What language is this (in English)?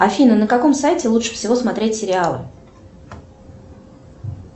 Russian